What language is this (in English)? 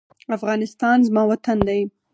Pashto